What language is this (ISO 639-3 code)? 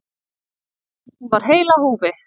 isl